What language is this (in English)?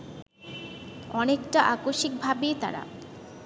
Bangla